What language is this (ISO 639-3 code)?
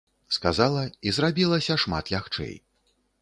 bel